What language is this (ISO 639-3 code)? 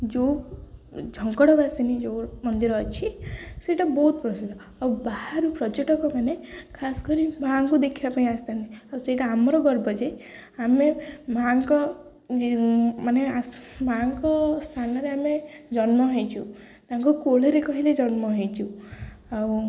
ori